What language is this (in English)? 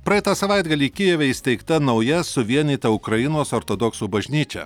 Lithuanian